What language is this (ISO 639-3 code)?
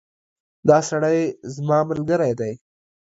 pus